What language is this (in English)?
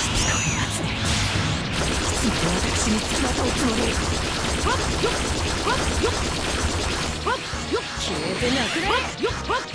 Japanese